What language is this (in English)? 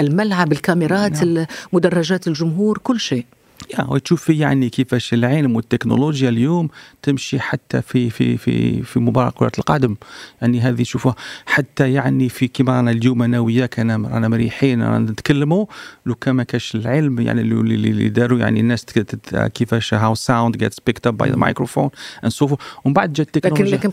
Arabic